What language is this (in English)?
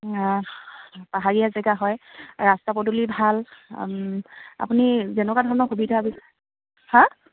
Assamese